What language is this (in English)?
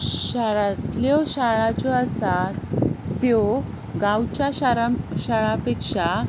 Konkani